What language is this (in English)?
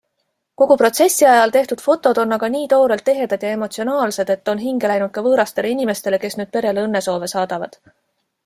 Estonian